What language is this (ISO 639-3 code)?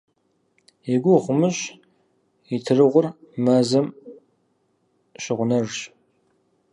kbd